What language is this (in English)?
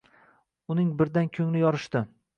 Uzbek